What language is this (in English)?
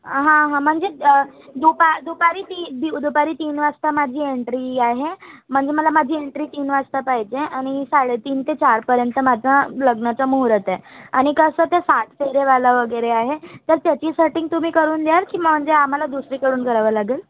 Marathi